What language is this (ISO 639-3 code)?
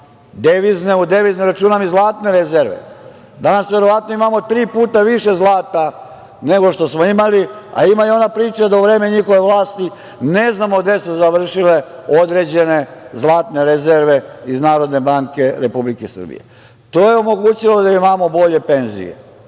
srp